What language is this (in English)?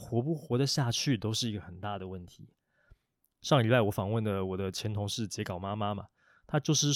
Chinese